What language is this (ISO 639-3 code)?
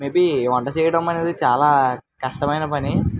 tel